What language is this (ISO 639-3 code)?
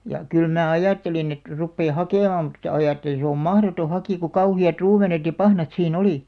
fin